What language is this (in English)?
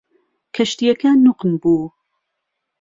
Central Kurdish